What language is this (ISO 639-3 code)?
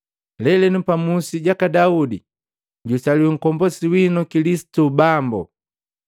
mgv